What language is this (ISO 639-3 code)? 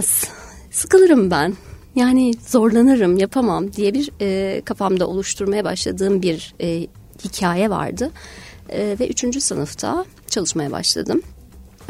tur